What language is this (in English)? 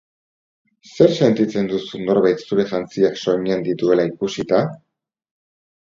Basque